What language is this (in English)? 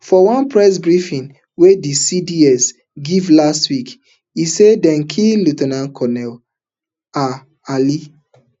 Nigerian Pidgin